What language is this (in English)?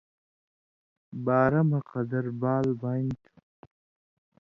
Indus Kohistani